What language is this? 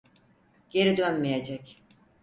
Turkish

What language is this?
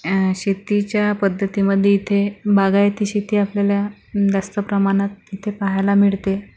Marathi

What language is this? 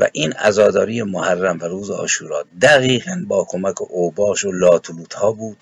Persian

